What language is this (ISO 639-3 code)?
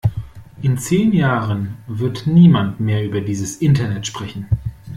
deu